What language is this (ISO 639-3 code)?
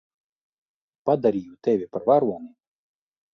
lav